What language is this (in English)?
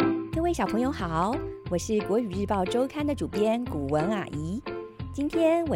Chinese